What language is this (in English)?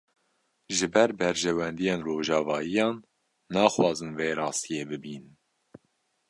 Kurdish